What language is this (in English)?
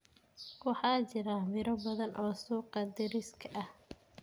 Somali